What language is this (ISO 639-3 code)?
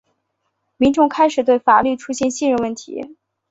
zho